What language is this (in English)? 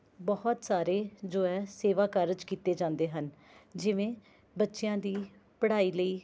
Punjabi